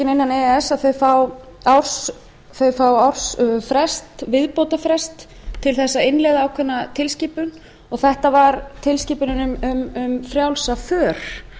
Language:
Icelandic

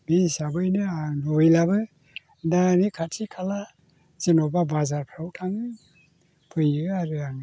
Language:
Bodo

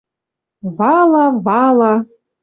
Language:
Western Mari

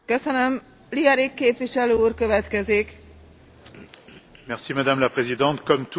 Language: French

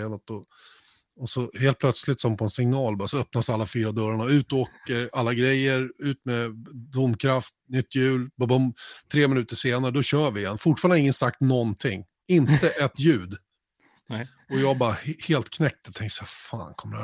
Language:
Swedish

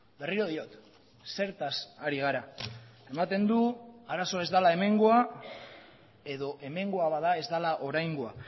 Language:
Basque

